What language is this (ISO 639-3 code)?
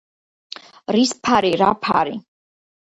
kat